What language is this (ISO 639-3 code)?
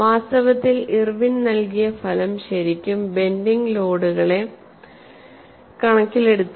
mal